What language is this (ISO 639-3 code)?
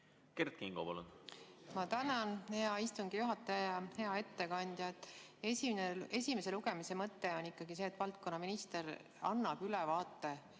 est